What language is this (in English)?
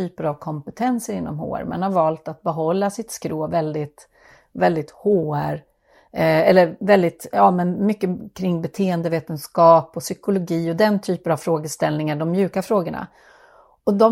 Swedish